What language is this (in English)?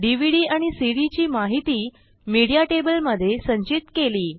Marathi